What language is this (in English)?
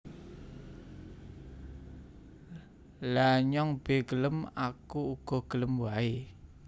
Javanese